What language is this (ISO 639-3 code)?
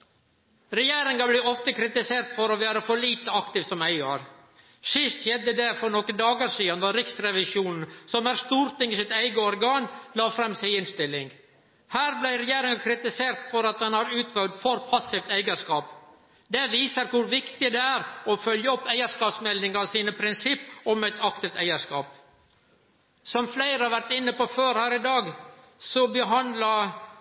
nno